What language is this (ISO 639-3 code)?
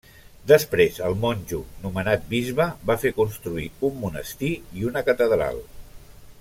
cat